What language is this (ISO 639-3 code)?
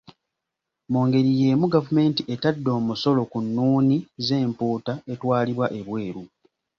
lug